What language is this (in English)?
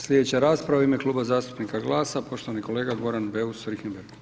Croatian